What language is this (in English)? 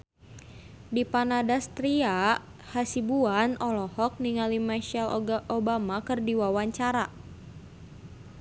Sundanese